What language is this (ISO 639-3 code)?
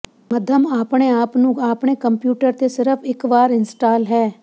pan